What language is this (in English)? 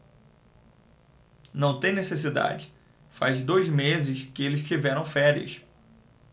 Portuguese